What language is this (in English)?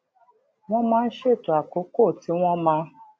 Yoruba